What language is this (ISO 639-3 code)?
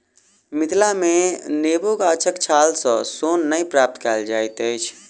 mai